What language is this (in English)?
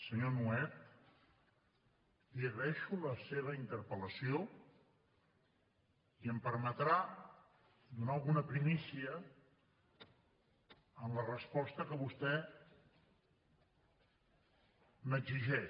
Catalan